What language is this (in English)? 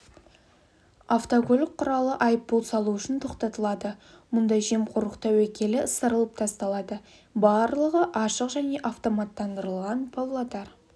Kazakh